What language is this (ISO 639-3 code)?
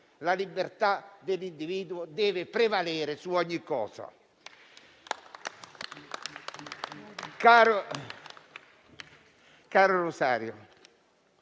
ita